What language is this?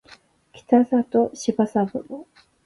Japanese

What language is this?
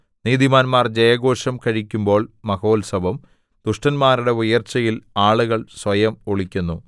Malayalam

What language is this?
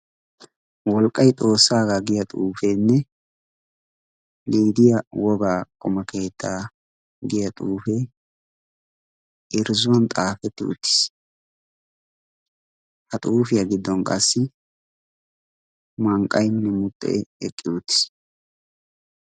Wolaytta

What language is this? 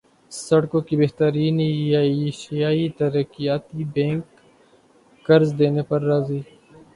Urdu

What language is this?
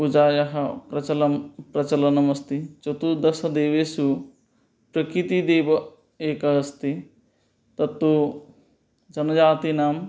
Sanskrit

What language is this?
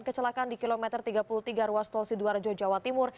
Indonesian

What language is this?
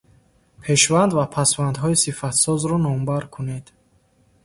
Tajik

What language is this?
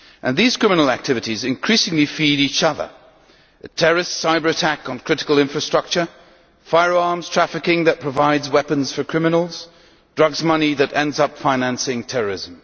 English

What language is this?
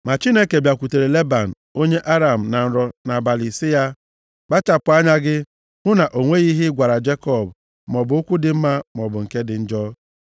Igbo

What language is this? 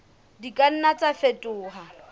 Southern Sotho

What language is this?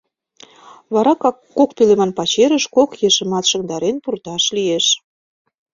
Mari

